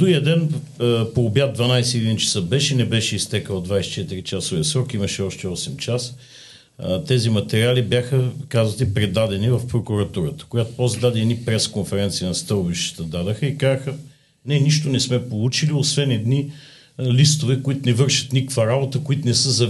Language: Bulgarian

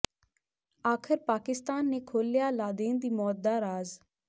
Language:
Punjabi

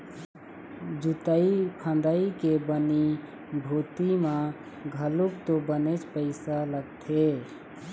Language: Chhattisgarhi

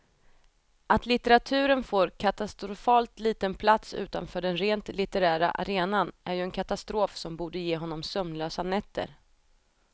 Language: Swedish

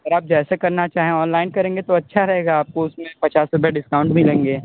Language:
Hindi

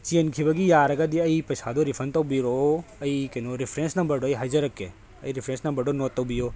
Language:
Manipuri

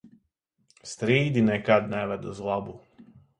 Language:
Latvian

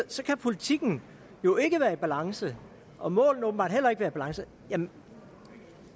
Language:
Danish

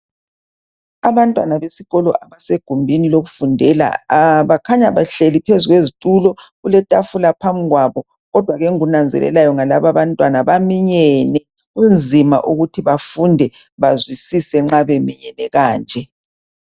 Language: North Ndebele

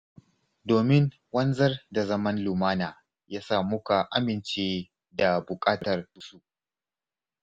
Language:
Hausa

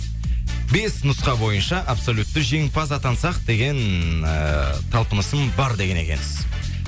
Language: Kazakh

